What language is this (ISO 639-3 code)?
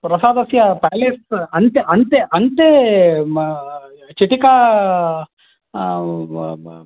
san